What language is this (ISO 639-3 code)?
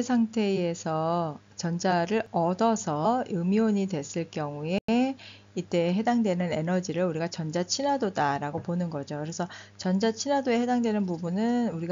kor